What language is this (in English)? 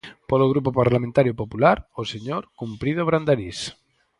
Galician